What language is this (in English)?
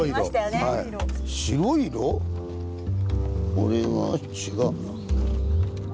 Japanese